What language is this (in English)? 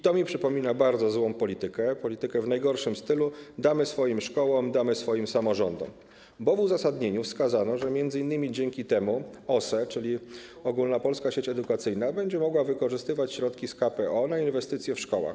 Polish